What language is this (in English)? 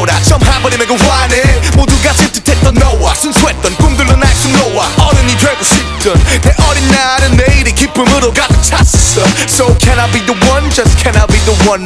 Polish